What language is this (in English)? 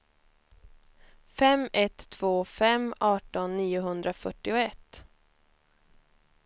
Swedish